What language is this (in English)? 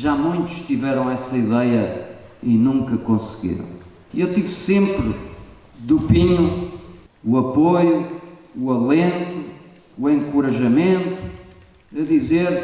Portuguese